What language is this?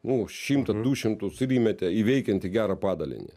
Lithuanian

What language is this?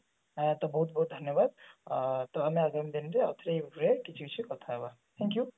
Odia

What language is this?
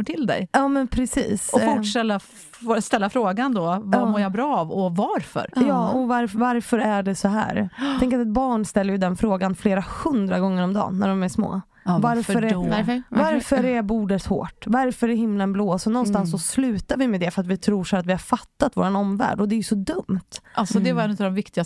Swedish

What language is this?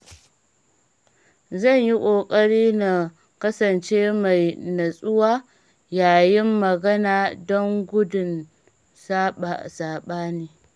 Hausa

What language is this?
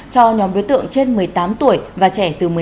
Vietnamese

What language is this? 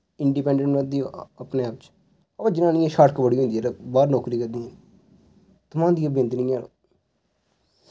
Dogri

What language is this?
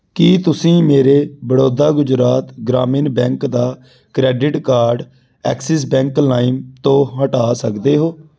Punjabi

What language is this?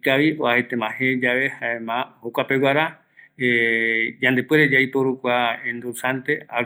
Eastern Bolivian Guaraní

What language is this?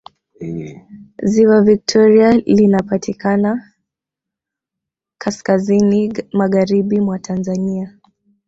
Swahili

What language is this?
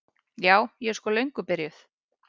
Icelandic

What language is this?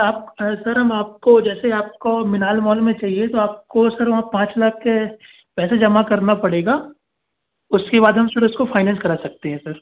Hindi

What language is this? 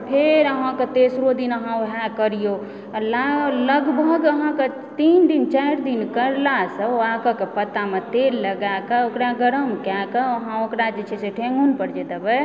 Maithili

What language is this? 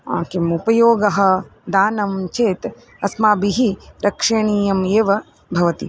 Sanskrit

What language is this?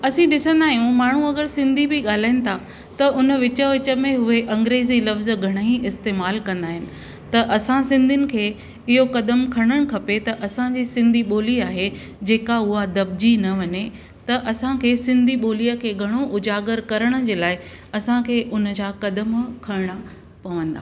Sindhi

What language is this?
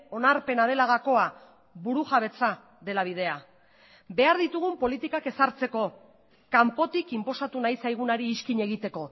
Basque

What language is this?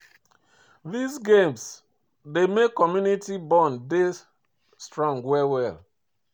Nigerian Pidgin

